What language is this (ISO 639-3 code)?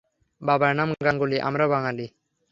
ben